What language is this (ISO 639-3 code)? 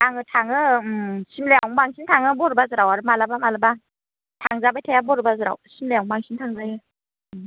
brx